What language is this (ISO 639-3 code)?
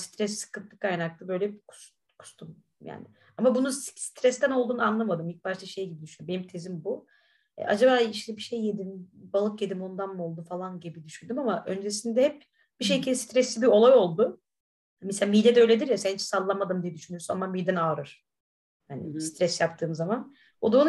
tur